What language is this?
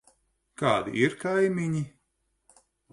Latvian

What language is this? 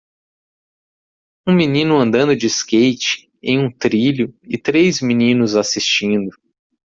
Portuguese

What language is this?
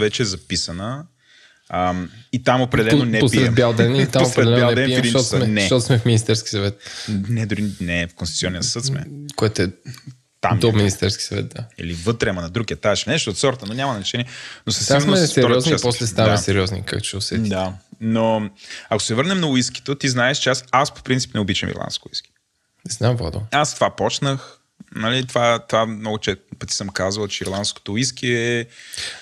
Bulgarian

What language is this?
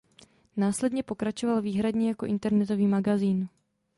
Czech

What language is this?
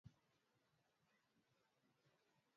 Swahili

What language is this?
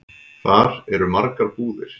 Icelandic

